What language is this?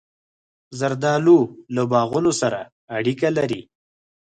Pashto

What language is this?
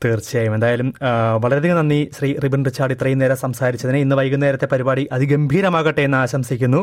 Malayalam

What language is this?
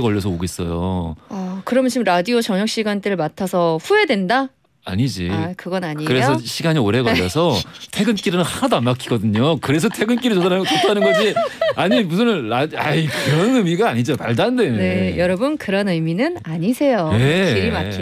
Korean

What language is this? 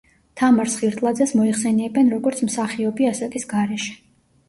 Georgian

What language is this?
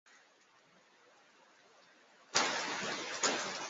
Esperanto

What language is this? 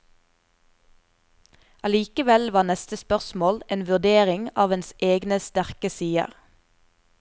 Norwegian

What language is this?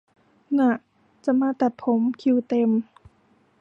Thai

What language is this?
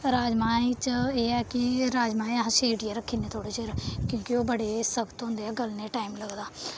Dogri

